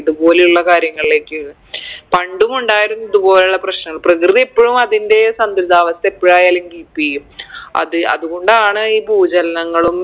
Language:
Malayalam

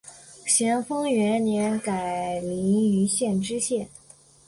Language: Chinese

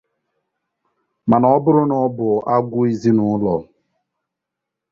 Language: Igbo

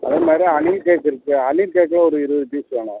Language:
Tamil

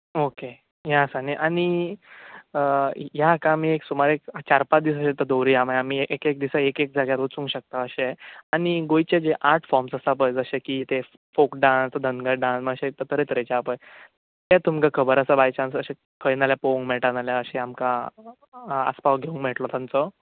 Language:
Konkani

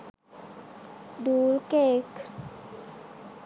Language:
Sinhala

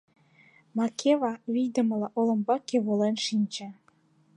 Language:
Mari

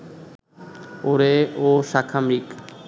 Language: Bangla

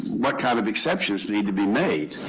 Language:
English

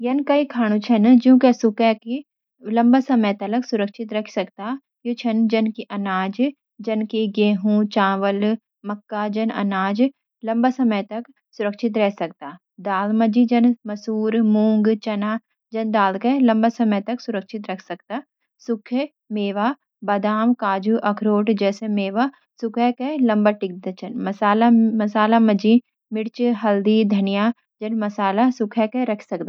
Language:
Garhwali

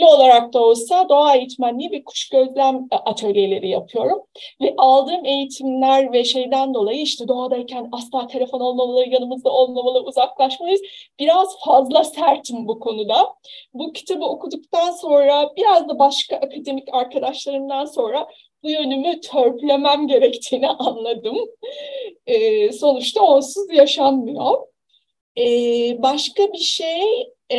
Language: Turkish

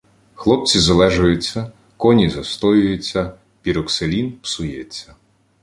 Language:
Ukrainian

